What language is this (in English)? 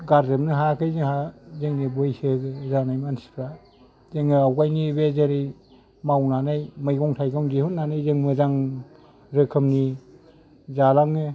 Bodo